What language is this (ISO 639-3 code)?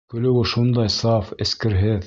bak